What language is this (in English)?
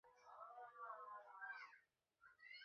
Bangla